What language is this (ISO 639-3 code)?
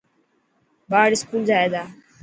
mki